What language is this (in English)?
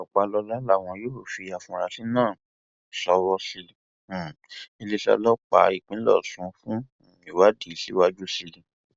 Yoruba